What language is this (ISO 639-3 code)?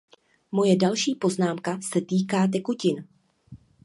ces